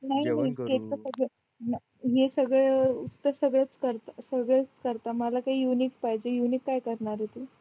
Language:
Marathi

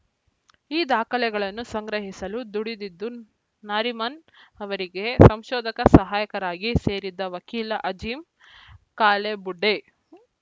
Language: Kannada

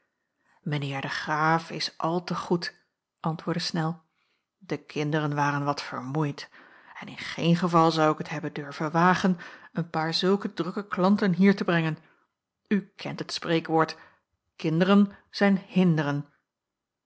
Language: Dutch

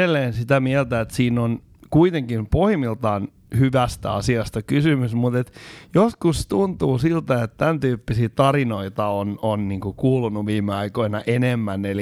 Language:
Finnish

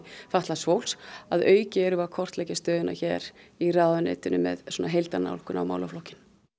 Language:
Icelandic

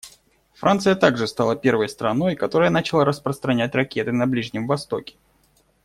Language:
Russian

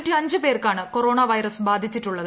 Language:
Malayalam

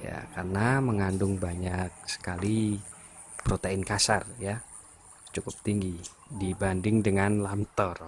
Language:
Indonesian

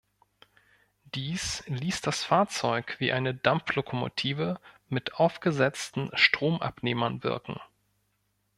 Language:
German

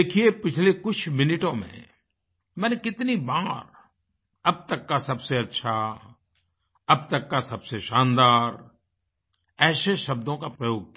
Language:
Hindi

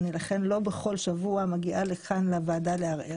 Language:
Hebrew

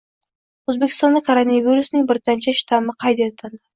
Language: Uzbek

